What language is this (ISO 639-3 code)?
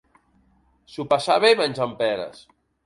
cat